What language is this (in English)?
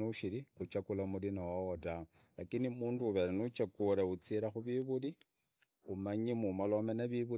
Idakho-Isukha-Tiriki